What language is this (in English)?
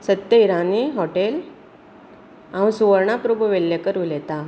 Konkani